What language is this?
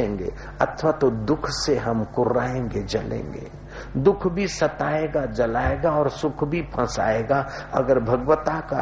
Hindi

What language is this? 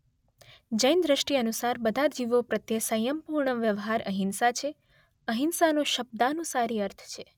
Gujarati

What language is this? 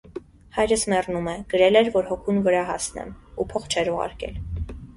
Armenian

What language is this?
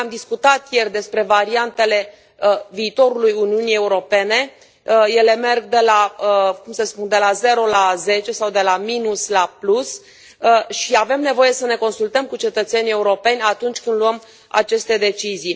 Romanian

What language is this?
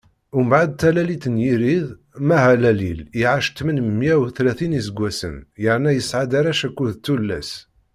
Kabyle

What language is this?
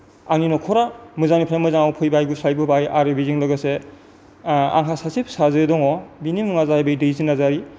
Bodo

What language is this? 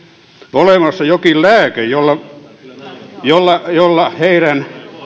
Finnish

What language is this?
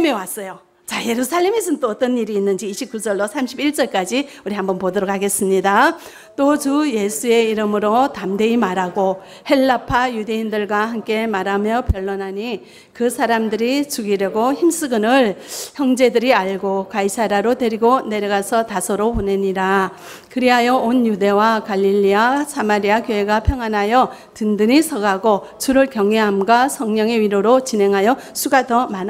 Korean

